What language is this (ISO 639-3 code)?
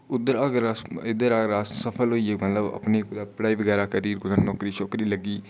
doi